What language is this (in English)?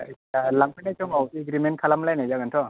Bodo